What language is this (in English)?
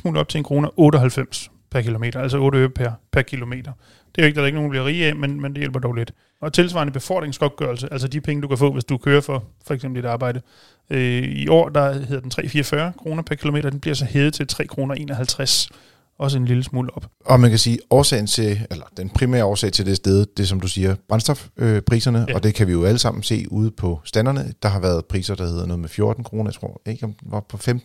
Danish